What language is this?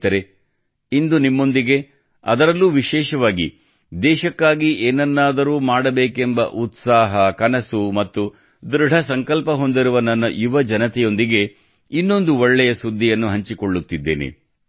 Kannada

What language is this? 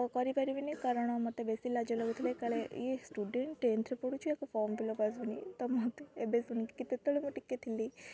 Odia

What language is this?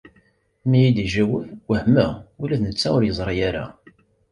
Kabyle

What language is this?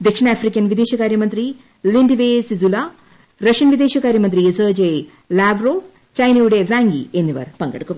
Malayalam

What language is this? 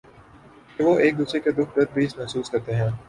Urdu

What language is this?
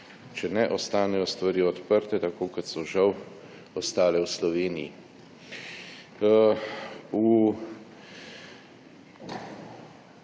Slovenian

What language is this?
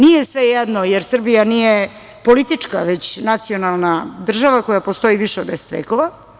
Serbian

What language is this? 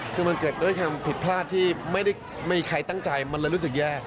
Thai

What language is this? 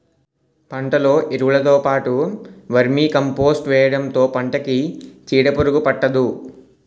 Telugu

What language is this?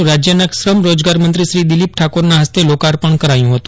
Gujarati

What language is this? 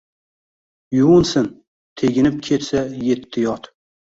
Uzbek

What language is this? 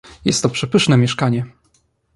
Polish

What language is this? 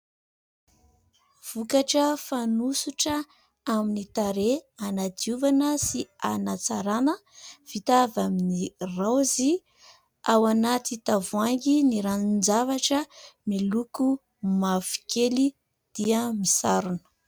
Malagasy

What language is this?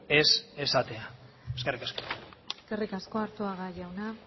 Basque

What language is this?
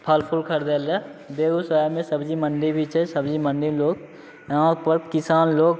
Maithili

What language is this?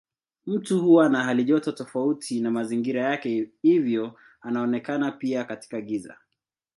Swahili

